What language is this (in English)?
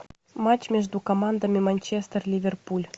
Russian